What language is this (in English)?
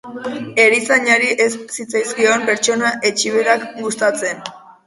Basque